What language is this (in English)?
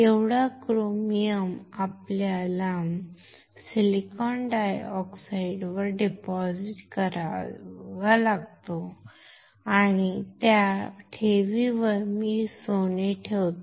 Marathi